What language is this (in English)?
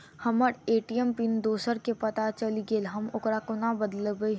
Maithili